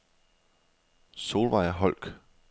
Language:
Danish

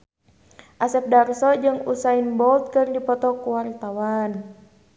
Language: Sundanese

